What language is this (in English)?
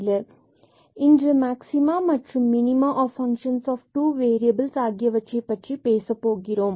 Tamil